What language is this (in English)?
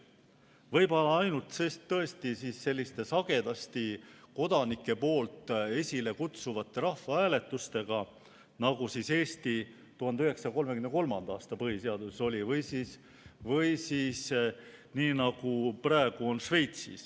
Estonian